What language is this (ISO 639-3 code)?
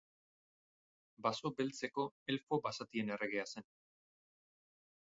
eus